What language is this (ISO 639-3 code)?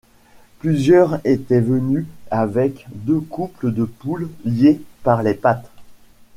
fra